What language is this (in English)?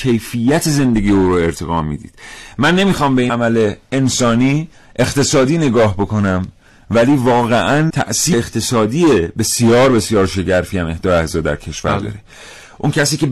Persian